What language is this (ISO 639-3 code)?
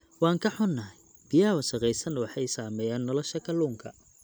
som